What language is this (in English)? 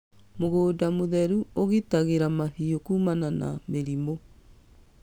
Kikuyu